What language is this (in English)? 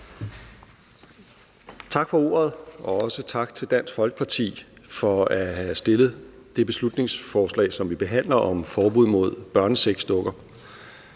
Danish